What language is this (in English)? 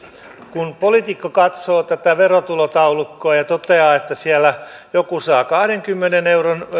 Finnish